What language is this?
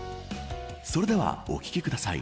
Japanese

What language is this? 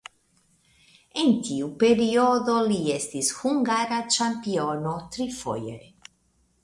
Esperanto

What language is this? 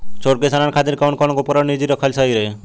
Bhojpuri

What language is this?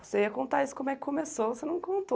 Portuguese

